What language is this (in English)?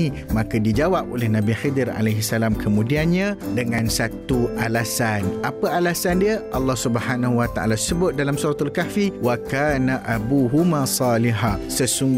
Malay